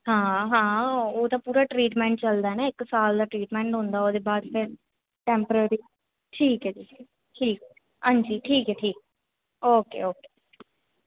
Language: Dogri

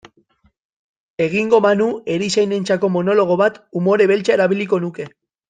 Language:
Basque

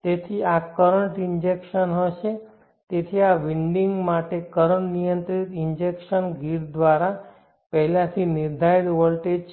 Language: Gujarati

